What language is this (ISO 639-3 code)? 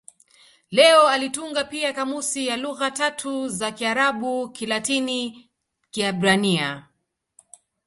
swa